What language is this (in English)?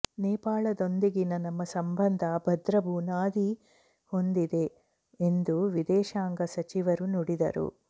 Kannada